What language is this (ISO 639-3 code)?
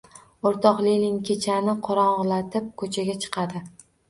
uzb